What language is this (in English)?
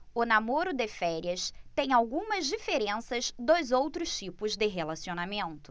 Portuguese